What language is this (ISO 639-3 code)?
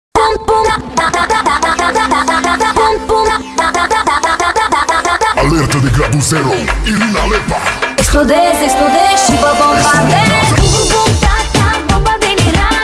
ara